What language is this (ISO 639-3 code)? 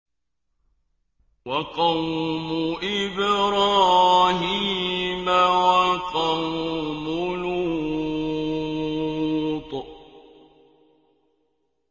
ara